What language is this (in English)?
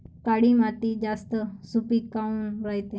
Marathi